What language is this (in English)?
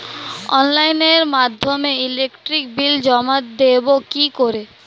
Bangla